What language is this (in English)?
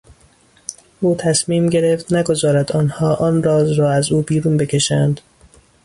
Persian